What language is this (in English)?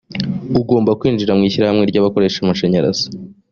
Kinyarwanda